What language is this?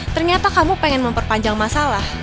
Indonesian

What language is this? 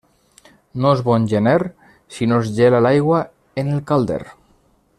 Catalan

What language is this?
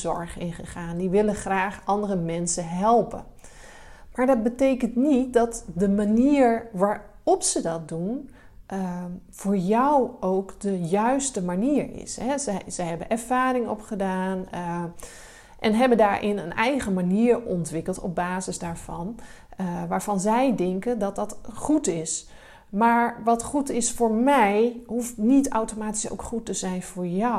Dutch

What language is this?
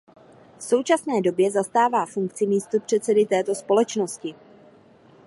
Czech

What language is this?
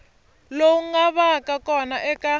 Tsonga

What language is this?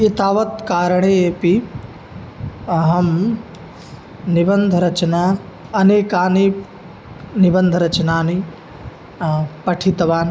Sanskrit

